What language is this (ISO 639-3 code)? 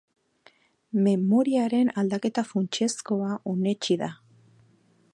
eus